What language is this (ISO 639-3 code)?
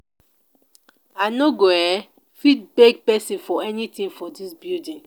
pcm